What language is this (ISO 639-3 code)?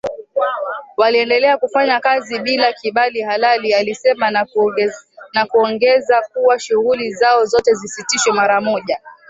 swa